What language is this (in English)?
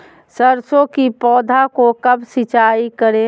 Magahi